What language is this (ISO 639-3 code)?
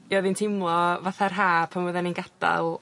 cym